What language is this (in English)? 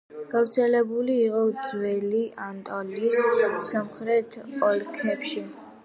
Georgian